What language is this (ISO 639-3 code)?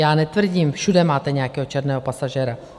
ces